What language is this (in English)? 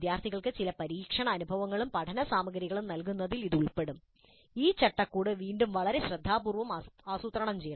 Malayalam